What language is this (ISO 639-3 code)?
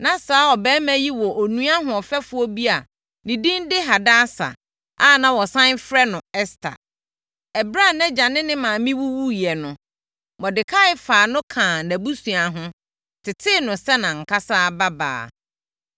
aka